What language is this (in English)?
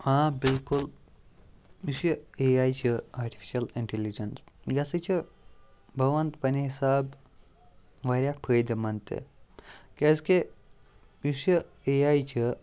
Kashmiri